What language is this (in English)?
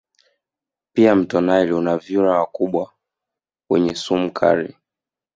Swahili